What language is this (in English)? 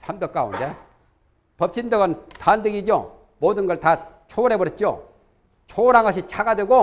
Korean